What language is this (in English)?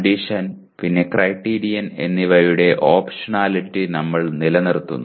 Malayalam